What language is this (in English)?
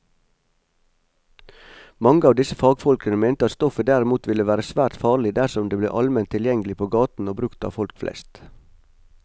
Norwegian